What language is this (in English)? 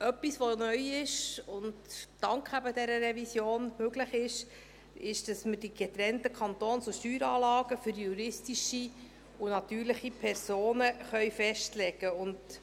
Swiss German